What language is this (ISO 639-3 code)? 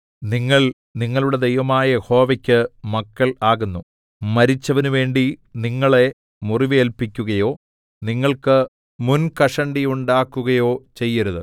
mal